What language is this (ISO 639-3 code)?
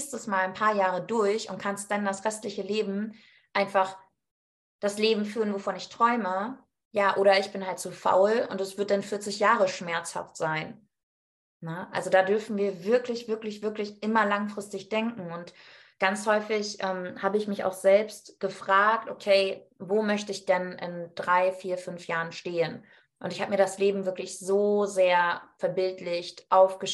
deu